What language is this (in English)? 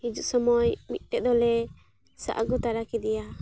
Santali